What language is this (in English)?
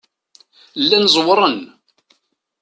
Kabyle